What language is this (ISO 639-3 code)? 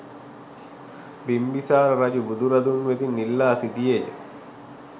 sin